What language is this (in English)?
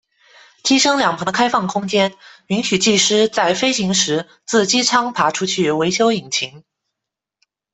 Chinese